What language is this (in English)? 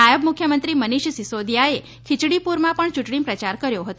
Gujarati